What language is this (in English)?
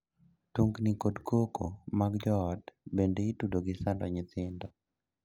Luo (Kenya and Tanzania)